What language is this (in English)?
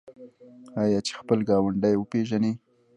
Pashto